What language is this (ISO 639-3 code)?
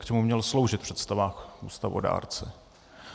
ces